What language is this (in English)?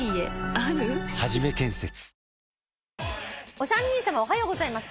Japanese